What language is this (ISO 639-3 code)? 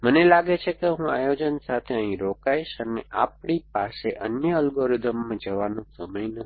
guj